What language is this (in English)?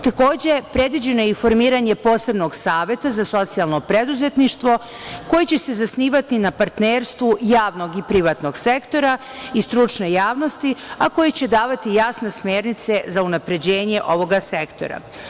Serbian